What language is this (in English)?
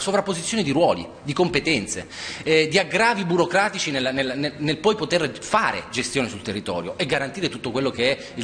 Italian